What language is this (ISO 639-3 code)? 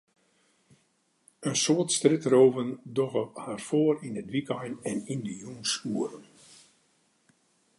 fry